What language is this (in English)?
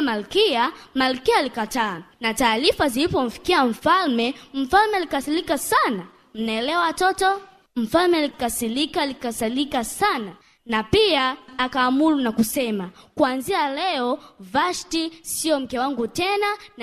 Swahili